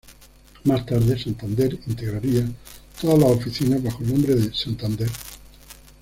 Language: Spanish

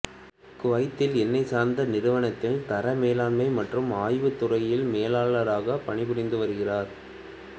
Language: Tamil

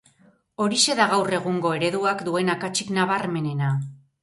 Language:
Basque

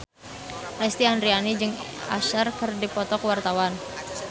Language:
Sundanese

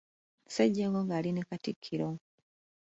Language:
Ganda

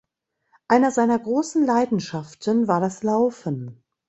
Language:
German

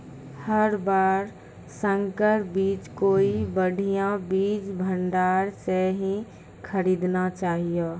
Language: Maithili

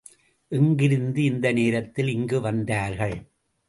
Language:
Tamil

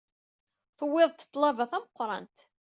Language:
Kabyle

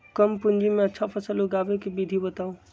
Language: Magahi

